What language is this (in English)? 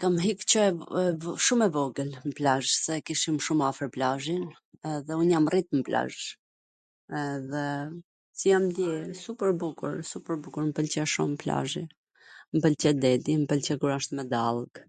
Gheg Albanian